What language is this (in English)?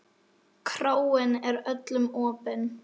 Icelandic